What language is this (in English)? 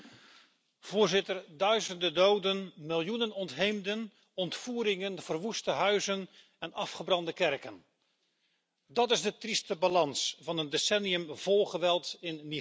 Dutch